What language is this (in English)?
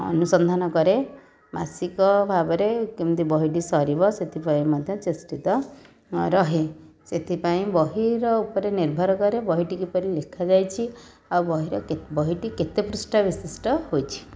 Odia